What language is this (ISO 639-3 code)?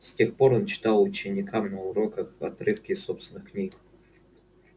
rus